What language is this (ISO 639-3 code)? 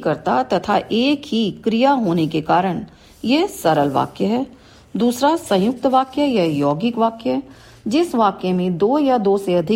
hin